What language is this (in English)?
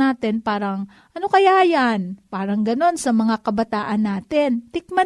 Filipino